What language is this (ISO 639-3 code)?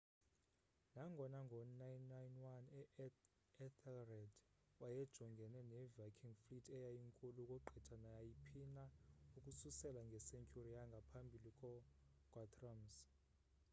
xho